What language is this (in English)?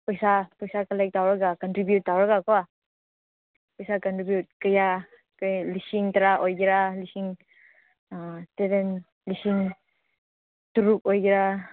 Manipuri